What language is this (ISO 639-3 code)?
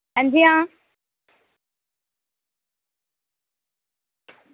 doi